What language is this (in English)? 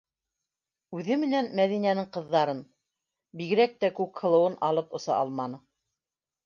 Bashkir